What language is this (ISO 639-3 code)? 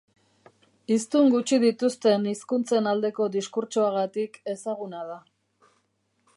eus